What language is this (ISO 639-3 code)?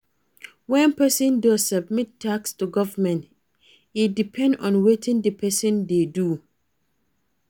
pcm